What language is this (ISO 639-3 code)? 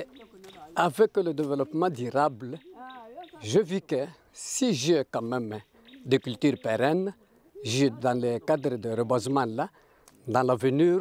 nld